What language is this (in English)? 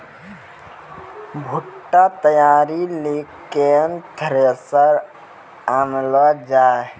Maithili